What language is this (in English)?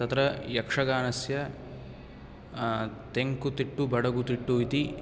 Sanskrit